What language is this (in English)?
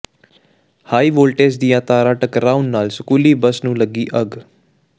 Punjabi